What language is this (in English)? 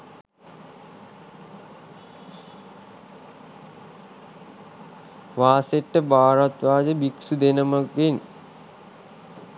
Sinhala